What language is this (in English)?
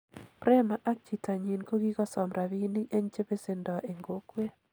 Kalenjin